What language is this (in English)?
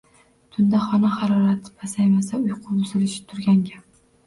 Uzbek